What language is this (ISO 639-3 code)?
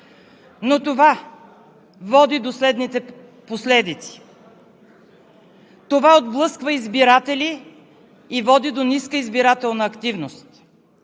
bul